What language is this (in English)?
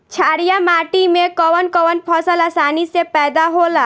Bhojpuri